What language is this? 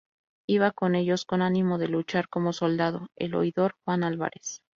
Spanish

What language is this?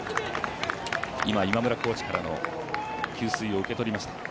Japanese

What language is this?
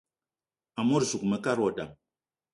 Eton (Cameroon)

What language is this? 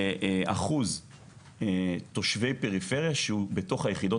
Hebrew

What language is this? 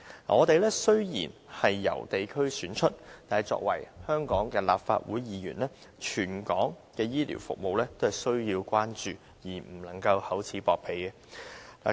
Cantonese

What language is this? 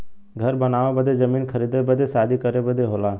Bhojpuri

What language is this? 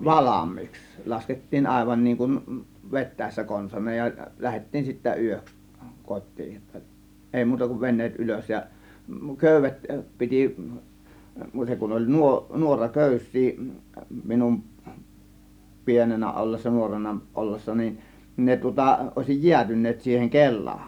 Finnish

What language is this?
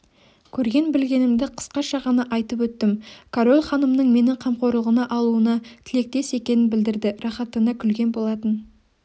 Kazakh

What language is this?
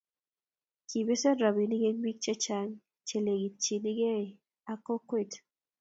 Kalenjin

